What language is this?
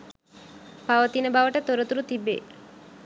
Sinhala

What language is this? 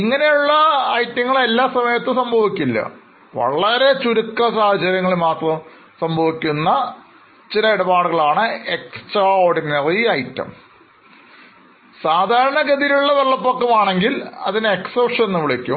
Malayalam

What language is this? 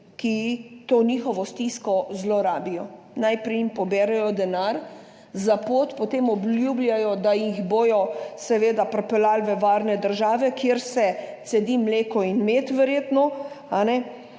Slovenian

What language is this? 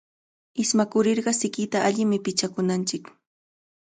Cajatambo North Lima Quechua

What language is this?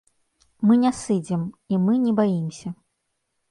Belarusian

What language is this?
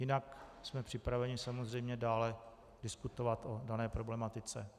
Czech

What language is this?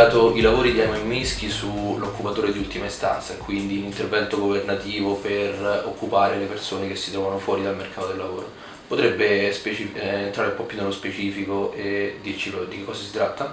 Italian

